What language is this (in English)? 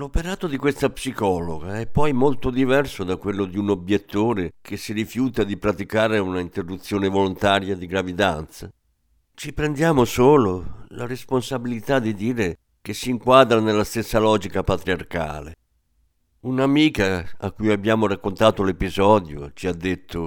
Italian